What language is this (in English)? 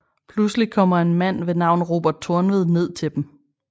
Danish